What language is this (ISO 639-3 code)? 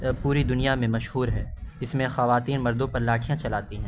urd